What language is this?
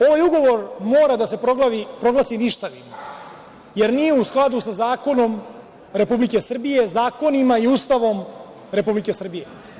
Serbian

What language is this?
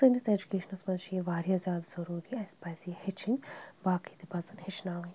Kashmiri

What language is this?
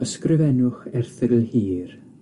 Welsh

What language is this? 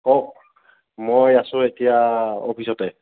Assamese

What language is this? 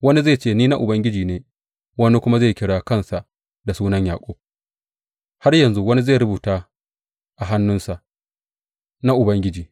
Hausa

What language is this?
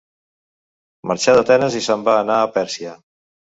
Catalan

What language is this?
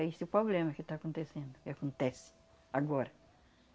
Portuguese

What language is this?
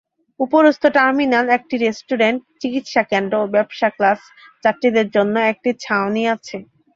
Bangla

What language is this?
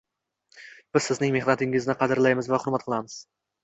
Uzbek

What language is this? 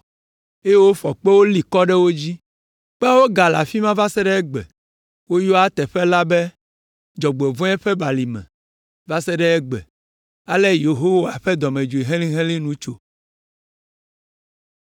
Ewe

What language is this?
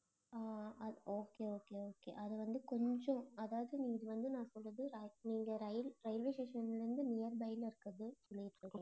Tamil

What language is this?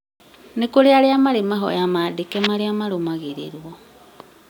Kikuyu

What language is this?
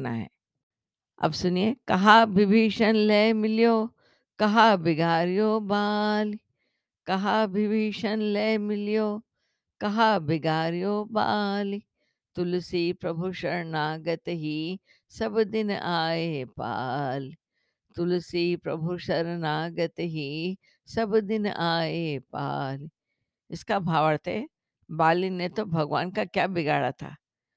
Hindi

